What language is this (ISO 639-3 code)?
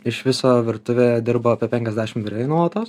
lit